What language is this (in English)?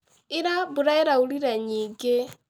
Kikuyu